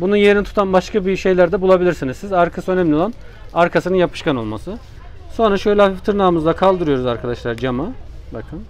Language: Turkish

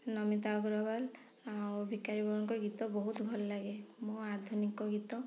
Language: Odia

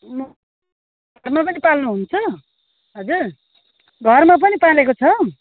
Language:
Nepali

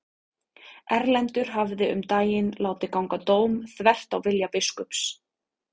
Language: Icelandic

